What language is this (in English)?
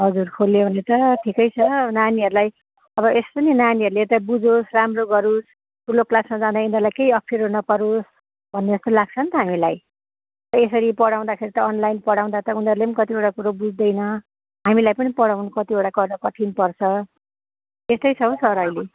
Nepali